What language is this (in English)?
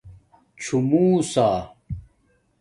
Domaaki